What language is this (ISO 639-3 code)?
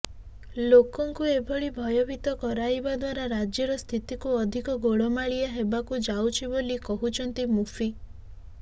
ori